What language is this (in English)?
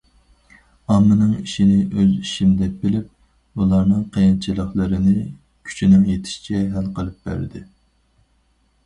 Uyghur